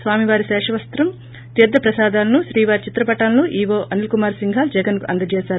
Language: Telugu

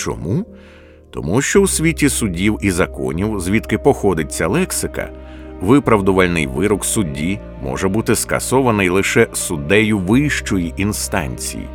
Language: Ukrainian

